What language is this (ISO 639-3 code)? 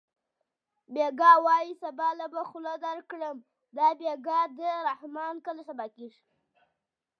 pus